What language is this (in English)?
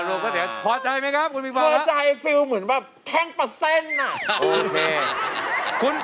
Thai